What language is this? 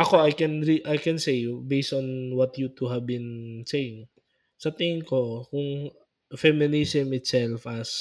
Filipino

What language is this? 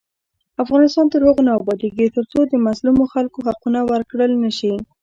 Pashto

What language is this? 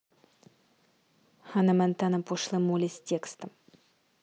Russian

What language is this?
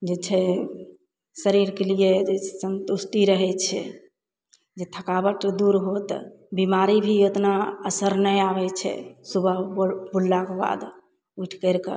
Maithili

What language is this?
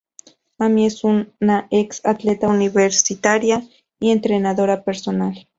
Spanish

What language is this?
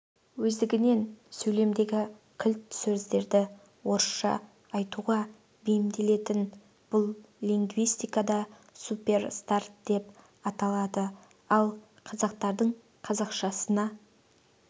Kazakh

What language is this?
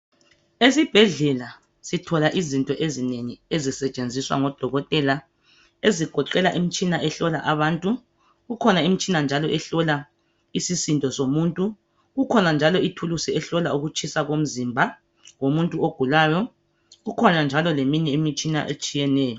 North Ndebele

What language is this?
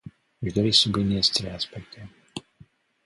Romanian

